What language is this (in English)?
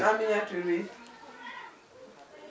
Wolof